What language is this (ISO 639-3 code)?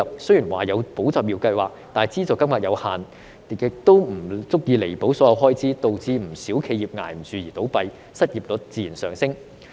yue